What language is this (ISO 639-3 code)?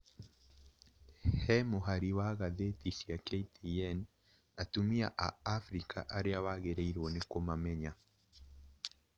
kik